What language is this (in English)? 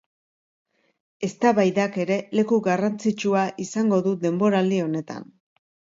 Basque